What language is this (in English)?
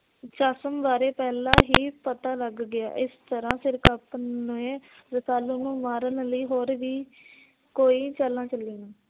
Punjabi